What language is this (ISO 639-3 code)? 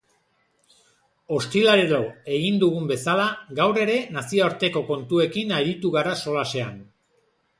eus